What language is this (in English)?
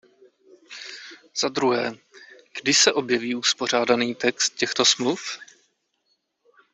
Czech